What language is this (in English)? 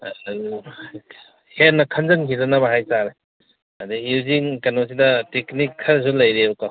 Manipuri